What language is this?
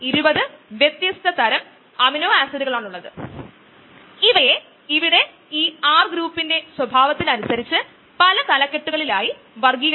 Malayalam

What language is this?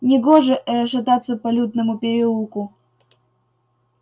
Russian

